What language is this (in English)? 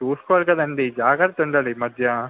Telugu